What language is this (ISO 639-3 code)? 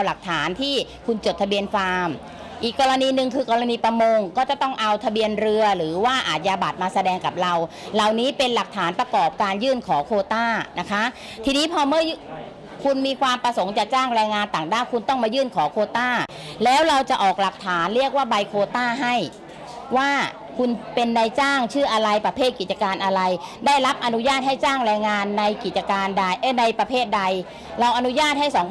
tha